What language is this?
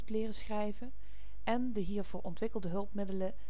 Dutch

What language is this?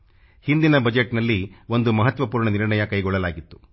Kannada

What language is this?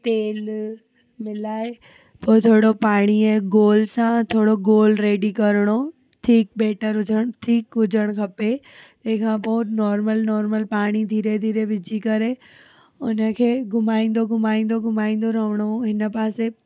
Sindhi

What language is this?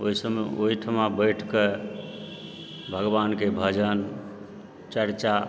Maithili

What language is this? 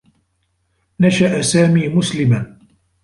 Arabic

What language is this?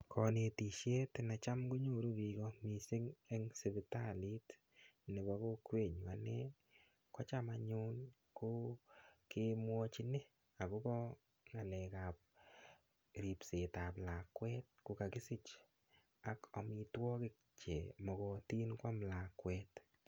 Kalenjin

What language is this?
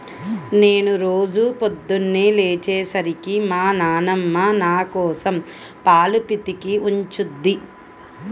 Telugu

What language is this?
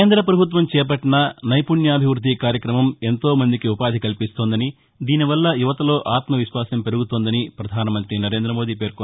Telugu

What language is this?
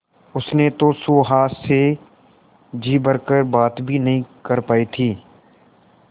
Hindi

